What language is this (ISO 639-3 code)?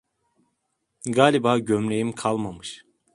tur